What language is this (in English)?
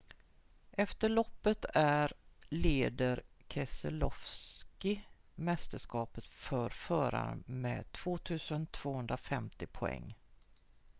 Swedish